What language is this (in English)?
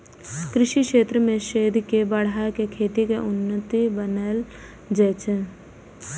Maithili